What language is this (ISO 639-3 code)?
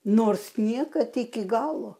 lit